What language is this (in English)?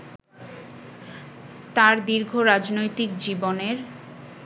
Bangla